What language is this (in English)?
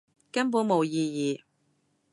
Cantonese